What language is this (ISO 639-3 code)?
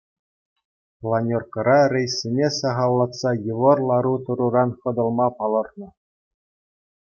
chv